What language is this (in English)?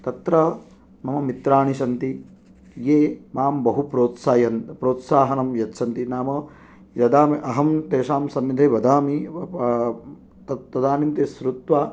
Sanskrit